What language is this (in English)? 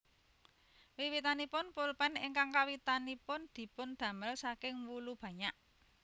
Javanese